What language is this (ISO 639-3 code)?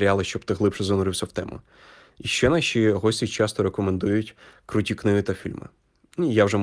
ukr